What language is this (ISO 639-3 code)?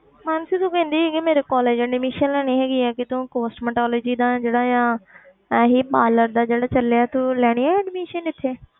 pan